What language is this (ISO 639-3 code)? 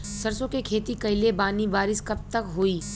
bho